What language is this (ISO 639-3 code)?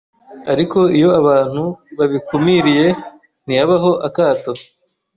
kin